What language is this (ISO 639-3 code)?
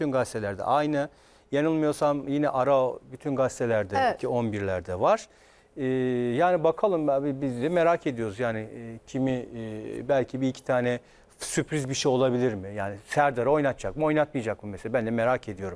tur